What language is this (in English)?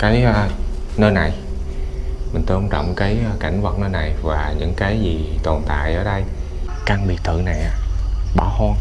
Vietnamese